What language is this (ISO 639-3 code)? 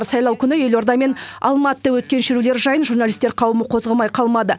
kaz